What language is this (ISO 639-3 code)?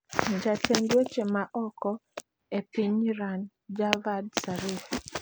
luo